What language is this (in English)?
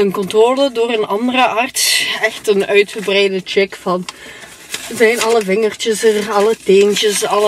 Dutch